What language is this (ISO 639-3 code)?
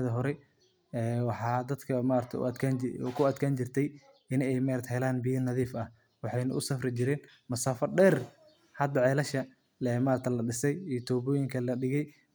som